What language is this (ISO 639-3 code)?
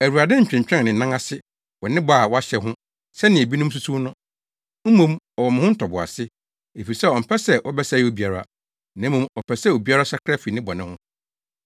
aka